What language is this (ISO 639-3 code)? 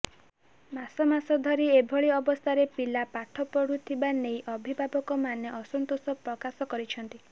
ori